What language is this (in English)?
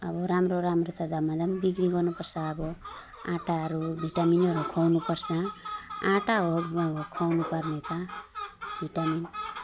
Nepali